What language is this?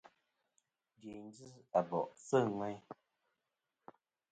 Kom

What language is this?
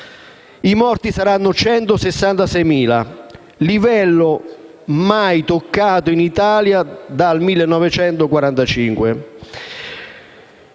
Italian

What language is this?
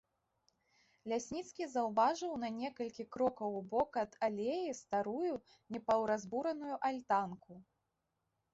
Belarusian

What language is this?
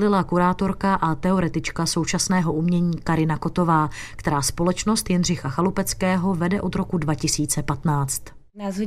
Czech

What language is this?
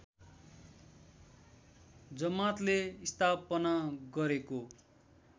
Nepali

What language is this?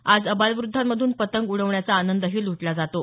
Marathi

